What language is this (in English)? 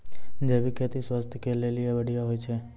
Maithili